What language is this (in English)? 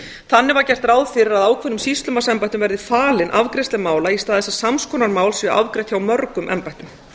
Icelandic